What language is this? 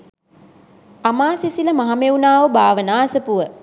Sinhala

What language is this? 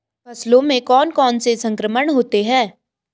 Hindi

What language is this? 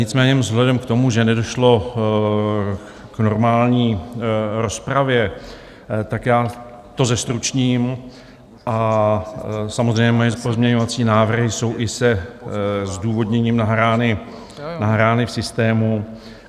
Czech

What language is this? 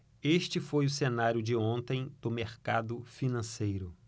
Portuguese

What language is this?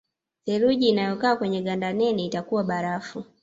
Swahili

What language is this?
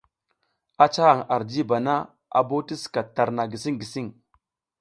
South Giziga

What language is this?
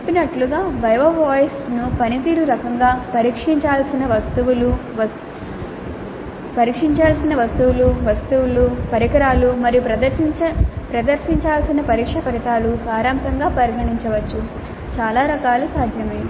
Telugu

